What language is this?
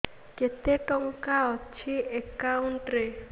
Odia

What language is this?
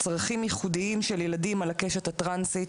Hebrew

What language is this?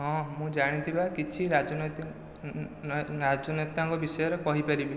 Odia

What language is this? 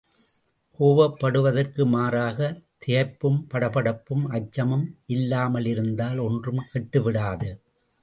Tamil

